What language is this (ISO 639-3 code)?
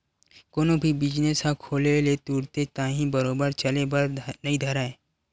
hne